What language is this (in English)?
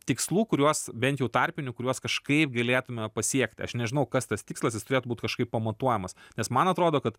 Lithuanian